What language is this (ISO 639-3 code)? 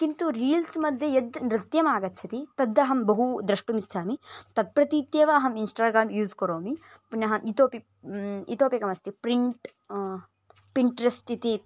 san